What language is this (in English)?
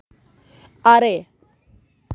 Santali